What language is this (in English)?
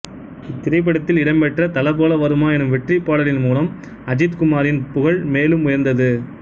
Tamil